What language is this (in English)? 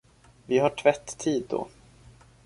Swedish